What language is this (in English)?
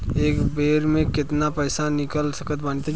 Bhojpuri